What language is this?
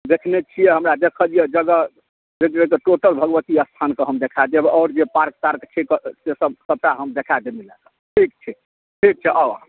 Maithili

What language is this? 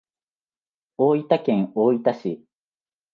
Japanese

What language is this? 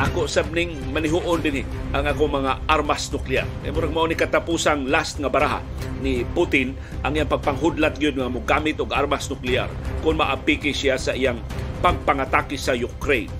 Filipino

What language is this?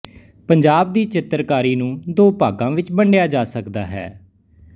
Punjabi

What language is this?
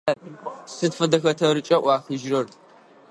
Adyghe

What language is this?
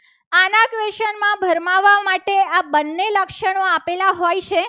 Gujarati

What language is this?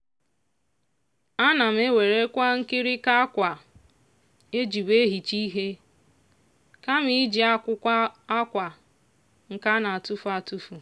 Igbo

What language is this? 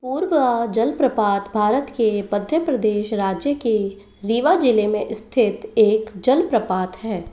Hindi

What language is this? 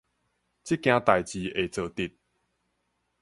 Min Nan Chinese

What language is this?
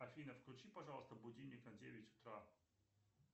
Russian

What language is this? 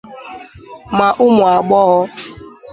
Igbo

